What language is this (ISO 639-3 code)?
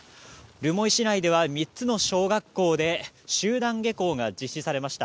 jpn